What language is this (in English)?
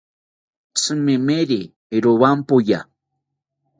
South Ucayali Ashéninka